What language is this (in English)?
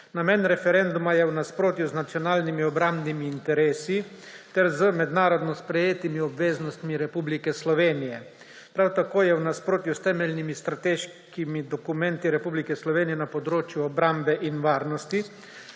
Slovenian